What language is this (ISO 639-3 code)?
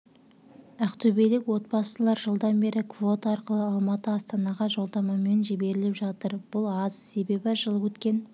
kaz